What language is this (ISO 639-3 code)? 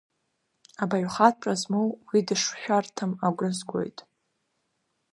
abk